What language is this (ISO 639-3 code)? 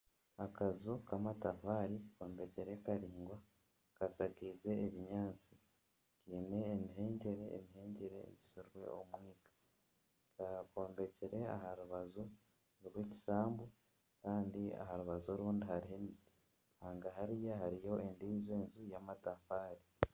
nyn